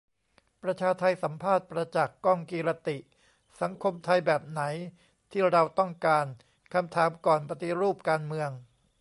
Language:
Thai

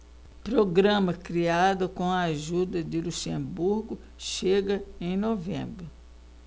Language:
Portuguese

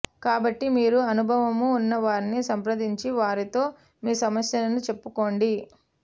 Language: Telugu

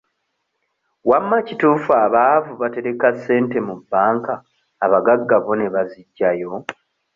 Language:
Ganda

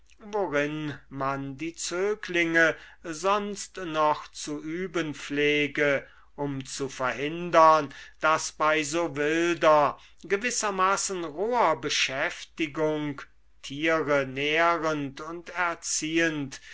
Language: German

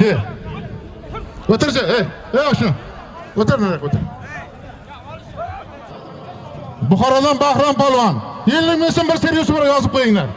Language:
Turkish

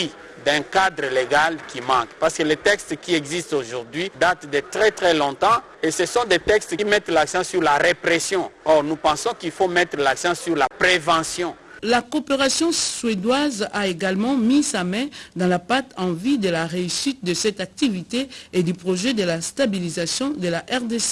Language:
French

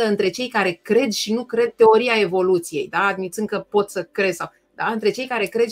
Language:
Romanian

